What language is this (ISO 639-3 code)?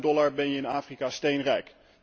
nld